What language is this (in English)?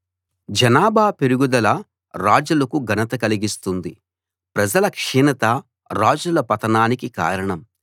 Telugu